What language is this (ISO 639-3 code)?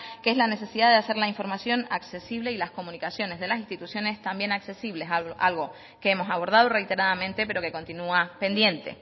spa